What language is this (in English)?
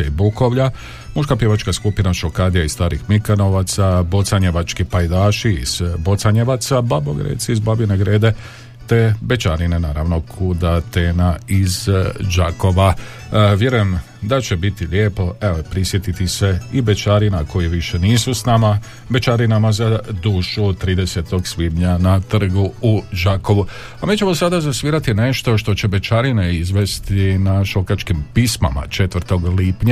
Croatian